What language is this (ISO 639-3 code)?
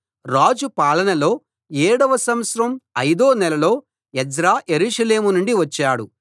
tel